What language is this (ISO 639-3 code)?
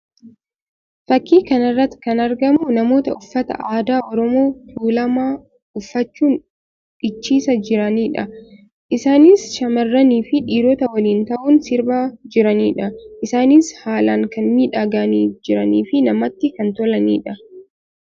orm